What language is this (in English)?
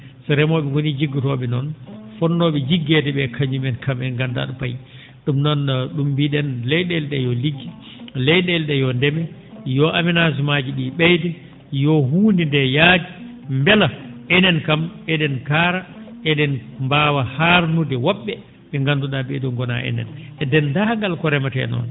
Fula